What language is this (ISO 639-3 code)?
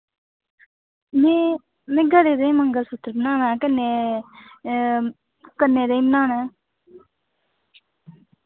doi